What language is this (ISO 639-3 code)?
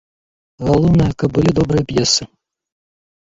bel